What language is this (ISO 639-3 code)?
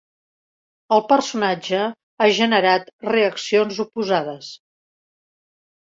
cat